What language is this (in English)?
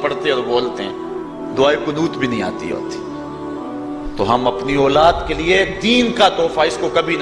Abkhazian